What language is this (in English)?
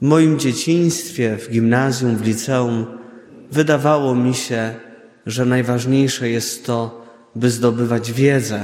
Polish